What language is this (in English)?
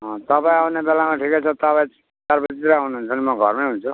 Nepali